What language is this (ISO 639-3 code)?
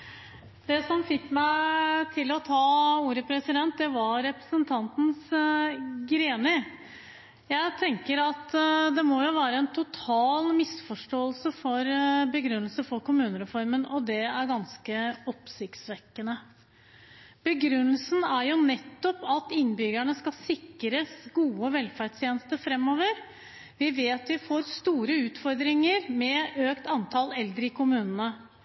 nob